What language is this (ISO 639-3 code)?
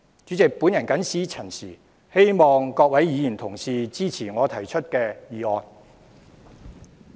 yue